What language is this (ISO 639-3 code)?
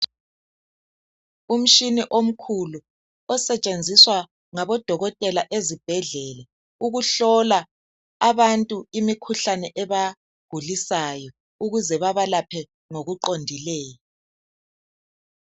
nde